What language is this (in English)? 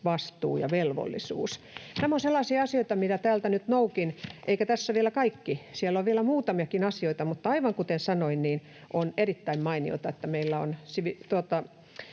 Finnish